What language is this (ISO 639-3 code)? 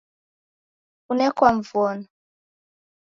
dav